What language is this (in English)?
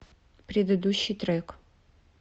Russian